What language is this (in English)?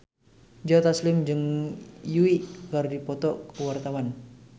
Sundanese